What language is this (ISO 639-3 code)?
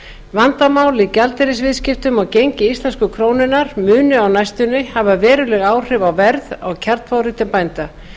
isl